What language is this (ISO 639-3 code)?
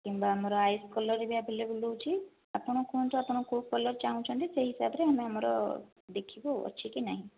ori